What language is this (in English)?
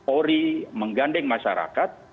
Indonesian